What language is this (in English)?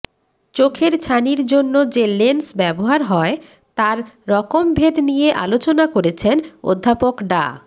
Bangla